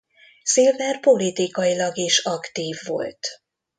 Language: Hungarian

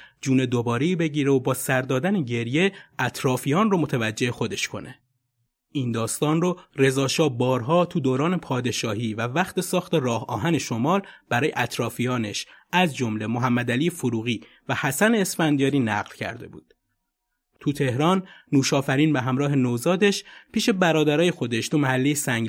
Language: Persian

